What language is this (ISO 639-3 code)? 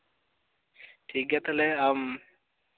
sat